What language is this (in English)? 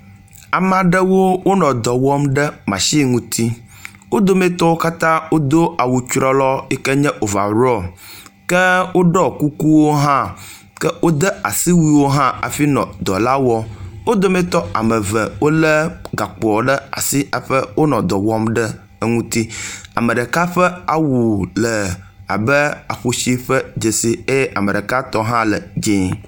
Ewe